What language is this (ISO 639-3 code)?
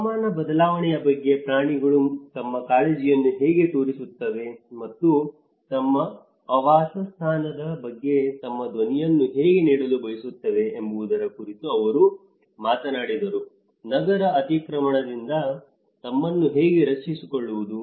kan